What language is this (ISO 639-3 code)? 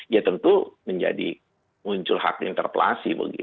ind